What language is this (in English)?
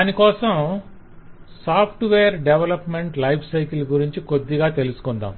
Telugu